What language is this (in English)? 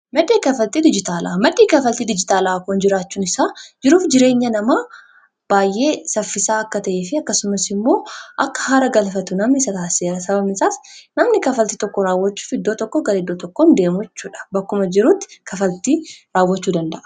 Oromo